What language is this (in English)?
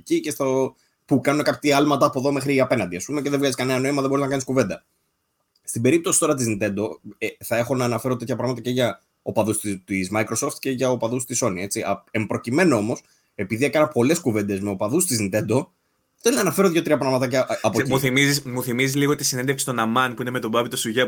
Greek